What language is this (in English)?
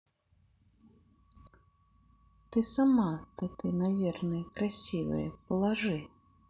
Russian